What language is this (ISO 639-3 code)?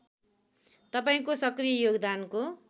nep